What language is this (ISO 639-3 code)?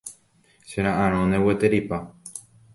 grn